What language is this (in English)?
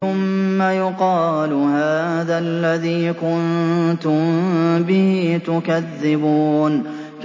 Arabic